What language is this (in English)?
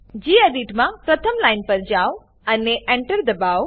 Gujarati